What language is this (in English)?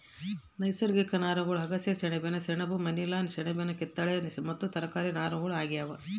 Kannada